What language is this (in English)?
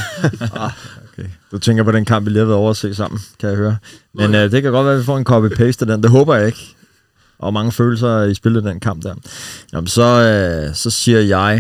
Danish